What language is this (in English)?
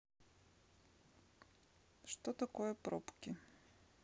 Russian